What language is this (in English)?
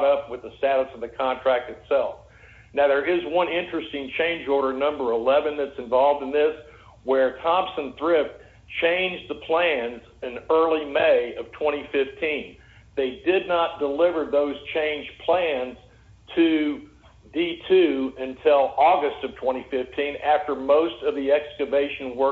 English